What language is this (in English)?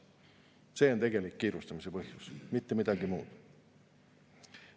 Estonian